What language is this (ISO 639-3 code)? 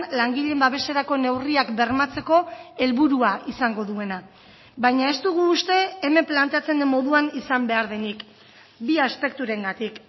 eus